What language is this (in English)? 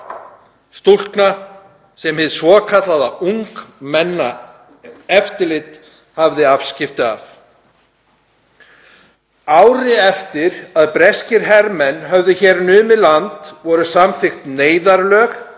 Icelandic